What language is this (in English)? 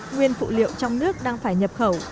Vietnamese